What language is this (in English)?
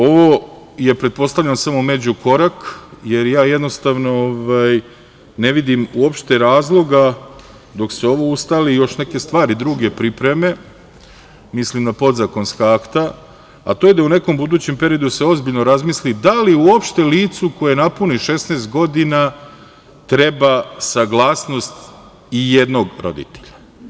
Serbian